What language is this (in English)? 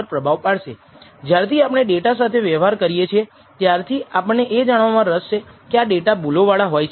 Gujarati